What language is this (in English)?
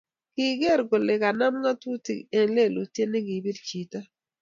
Kalenjin